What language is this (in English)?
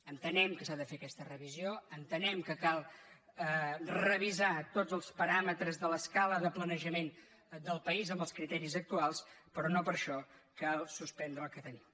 Catalan